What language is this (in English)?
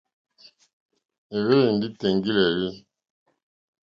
Mokpwe